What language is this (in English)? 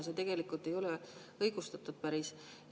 Estonian